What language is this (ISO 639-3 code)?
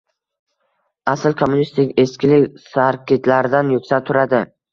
uzb